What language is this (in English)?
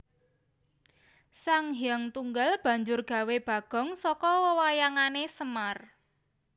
Javanese